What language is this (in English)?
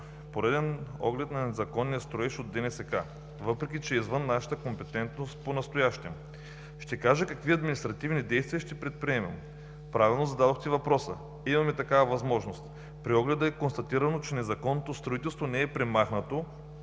Bulgarian